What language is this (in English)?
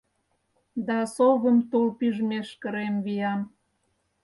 Mari